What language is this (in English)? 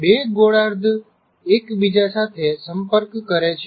Gujarati